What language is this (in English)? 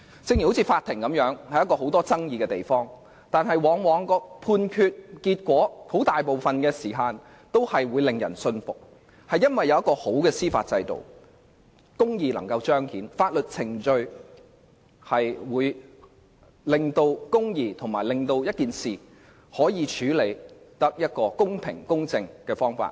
Cantonese